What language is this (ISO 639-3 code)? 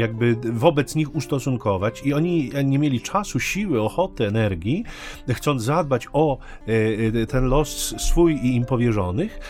pol